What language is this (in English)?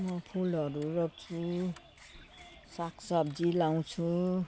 Nepali